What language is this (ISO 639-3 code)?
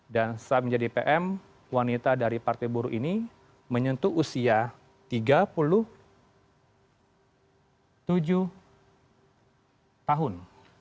ind